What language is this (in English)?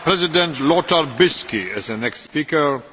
German